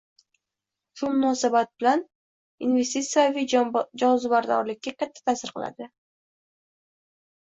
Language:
Uzbek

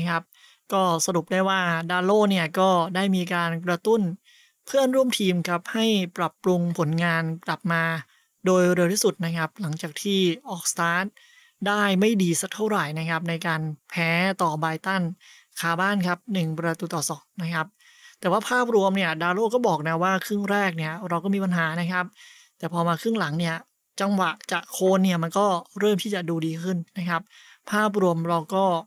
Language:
Thai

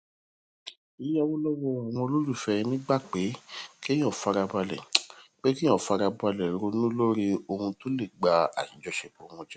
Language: Yoruba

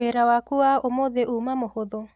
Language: Kikuyu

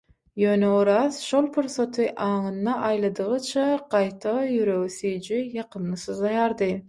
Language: Turkmen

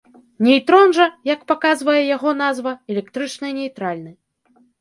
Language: Belarusian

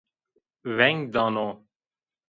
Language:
Zaza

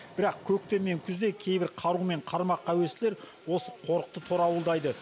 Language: Kazakh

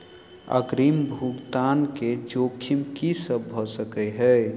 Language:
Maithili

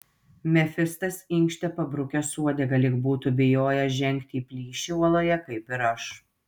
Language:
Lithuanian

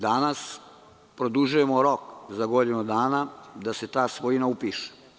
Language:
Serbian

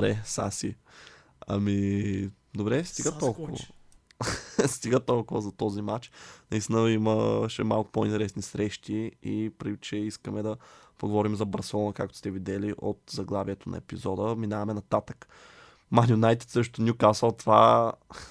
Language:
Bulgarian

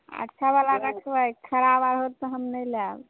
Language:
Maithili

